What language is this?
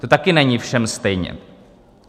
Czech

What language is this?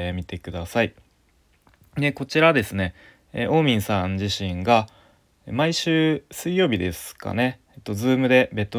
Japanese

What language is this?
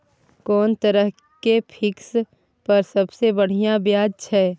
Maithili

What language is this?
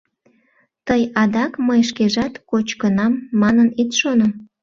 Mari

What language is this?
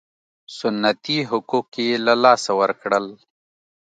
Pashto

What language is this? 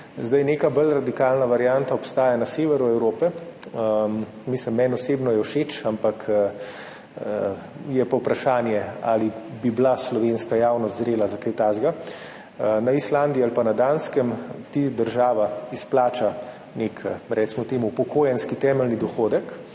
Slovenian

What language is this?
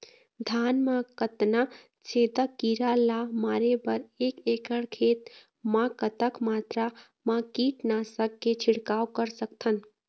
Chhattisgarhi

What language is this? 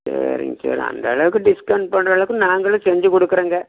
Tamil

